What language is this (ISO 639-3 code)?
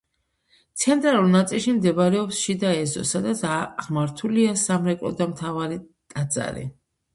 kat